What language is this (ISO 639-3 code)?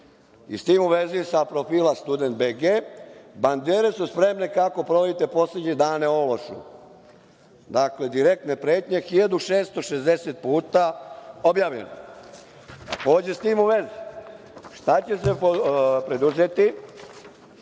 srp